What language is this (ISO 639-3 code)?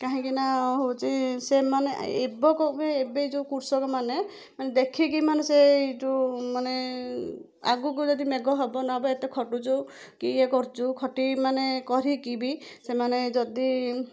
ori